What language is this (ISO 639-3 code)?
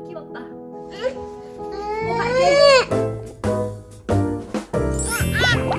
kor